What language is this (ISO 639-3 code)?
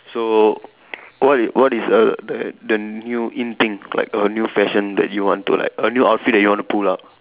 eng